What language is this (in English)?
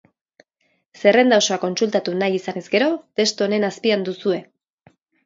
Basque